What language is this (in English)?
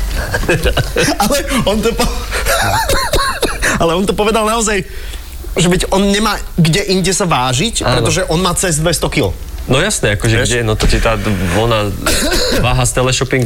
Slovak